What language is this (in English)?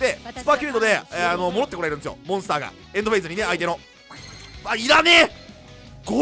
Japanese